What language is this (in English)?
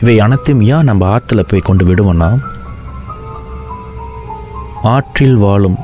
Tamil